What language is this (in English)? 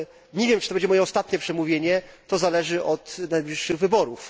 Polish